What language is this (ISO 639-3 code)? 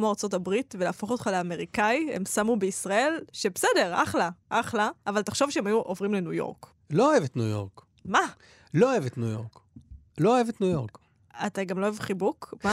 heb